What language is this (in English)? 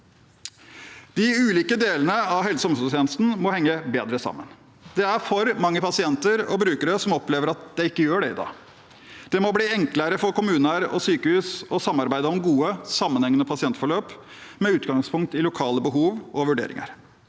Norwegian